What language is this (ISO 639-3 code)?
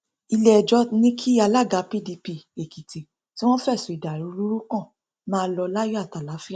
yor